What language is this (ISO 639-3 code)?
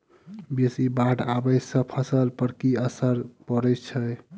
mai